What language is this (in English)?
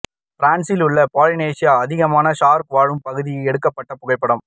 Tamil